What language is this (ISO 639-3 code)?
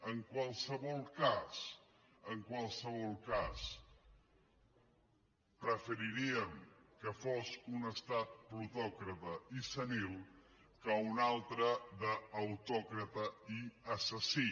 cat